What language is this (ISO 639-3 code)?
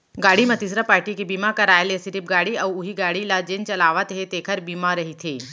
hne